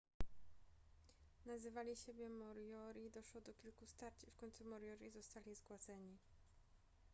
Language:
Polish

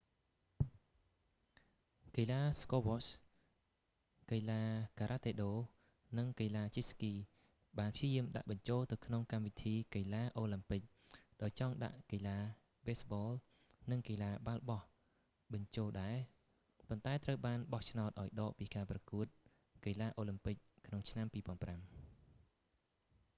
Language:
Khmer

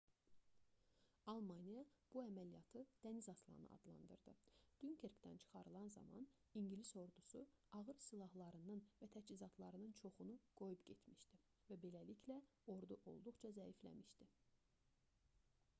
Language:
Azerbaijani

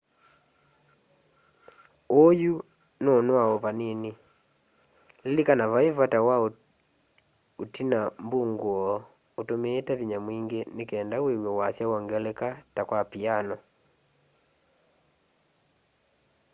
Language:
Kamba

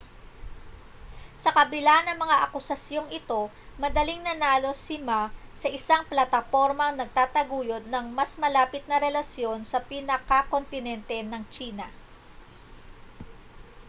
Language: Filipino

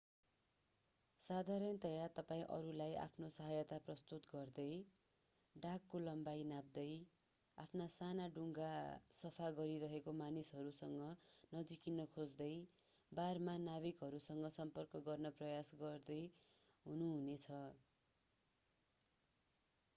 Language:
Nepali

